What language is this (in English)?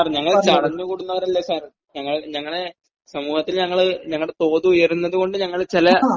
Malayalam